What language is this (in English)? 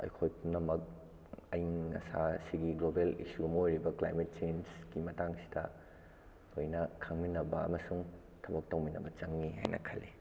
Manipuri